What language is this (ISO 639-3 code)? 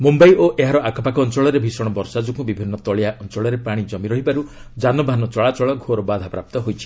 ori